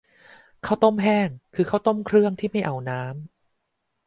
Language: Thai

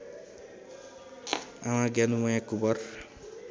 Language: Nepali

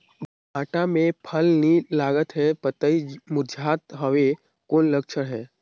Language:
Chhattisgarhi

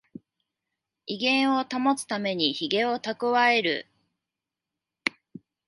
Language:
Japanese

